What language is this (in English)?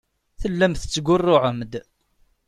Kabyle